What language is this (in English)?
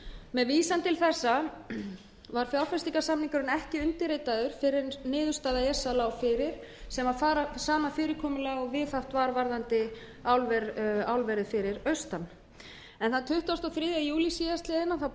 Icelandic